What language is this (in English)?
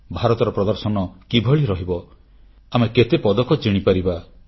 Odia